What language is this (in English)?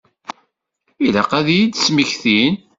Kabyle